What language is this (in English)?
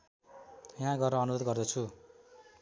Nepali